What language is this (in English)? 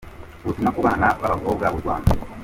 Kinyarwanda